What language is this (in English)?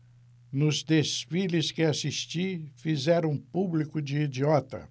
Portuguese